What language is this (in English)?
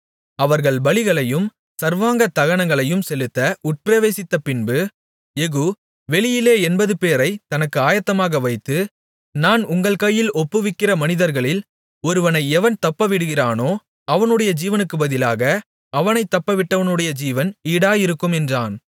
Tamil